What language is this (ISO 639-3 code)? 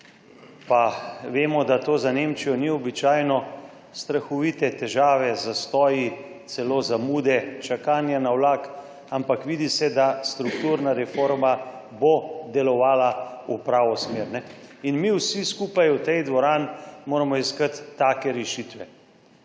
slv